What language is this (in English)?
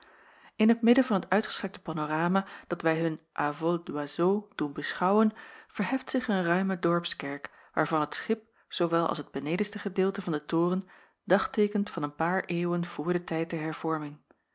Dutch